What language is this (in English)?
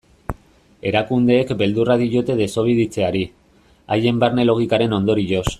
Basque